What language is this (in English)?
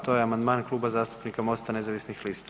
Croatian